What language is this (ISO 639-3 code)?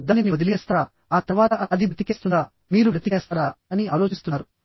tel